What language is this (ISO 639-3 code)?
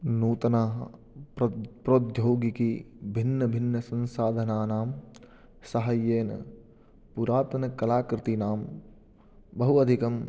san